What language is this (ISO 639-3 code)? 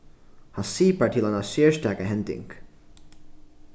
fao